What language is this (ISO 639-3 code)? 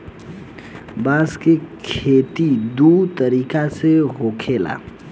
bho